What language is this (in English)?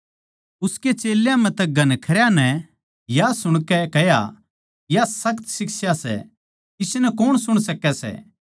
Haryanvi